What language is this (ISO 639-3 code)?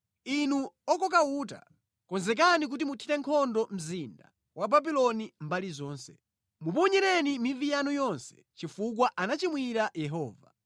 nya